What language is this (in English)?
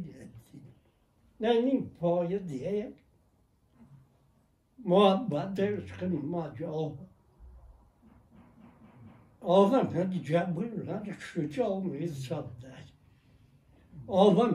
Persian